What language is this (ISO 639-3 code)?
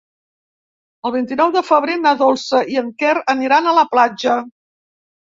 cat